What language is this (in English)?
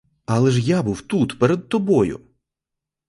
Ukrainian